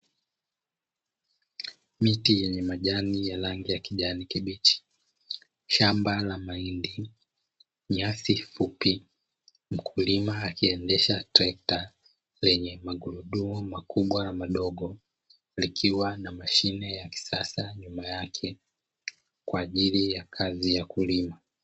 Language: Swahili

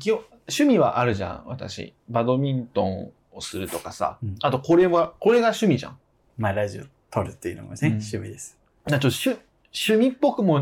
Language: Japanese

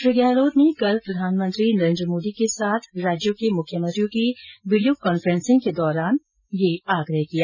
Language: Hindi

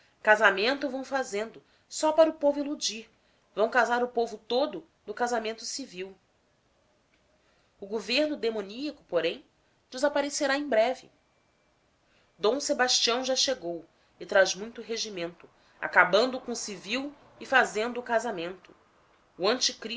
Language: Portuguese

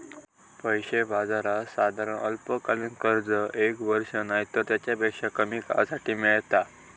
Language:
Marathi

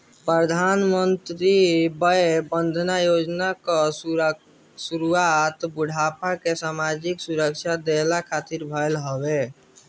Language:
Bhojpuri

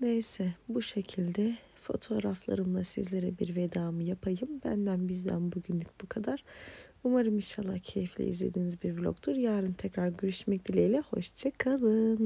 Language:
Turkish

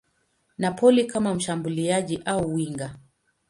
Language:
Swahili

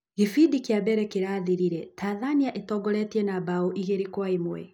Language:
Kikuyu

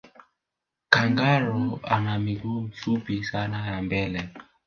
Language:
Swahili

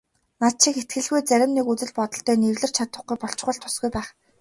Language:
Mongolian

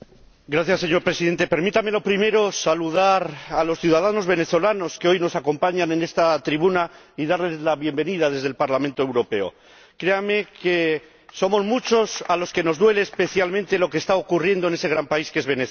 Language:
Spanish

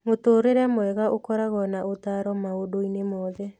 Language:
Kikuyu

